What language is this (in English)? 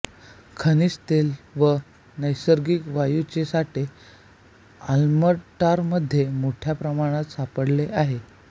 Marathi